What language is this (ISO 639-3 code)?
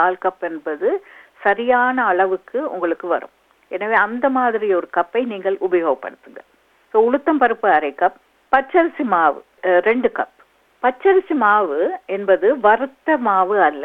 tam